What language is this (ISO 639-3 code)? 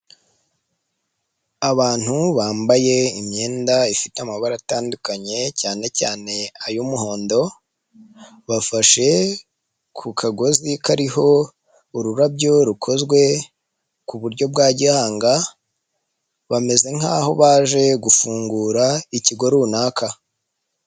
kin